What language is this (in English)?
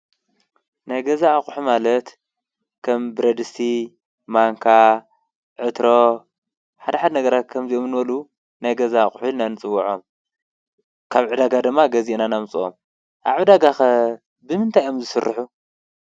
Tigrinya